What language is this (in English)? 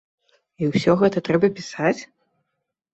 Belarusian